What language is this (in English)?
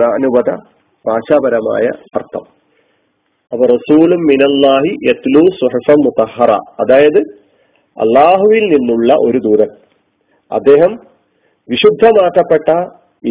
Malayalam